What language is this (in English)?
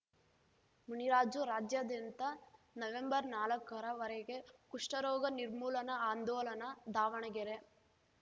Kannada